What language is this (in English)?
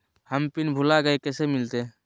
Magahi